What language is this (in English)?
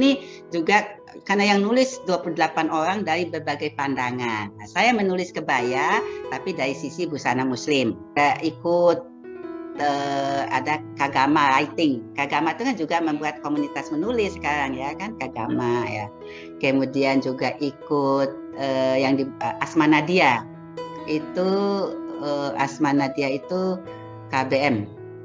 Indonesian